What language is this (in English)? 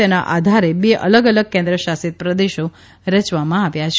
Gujarati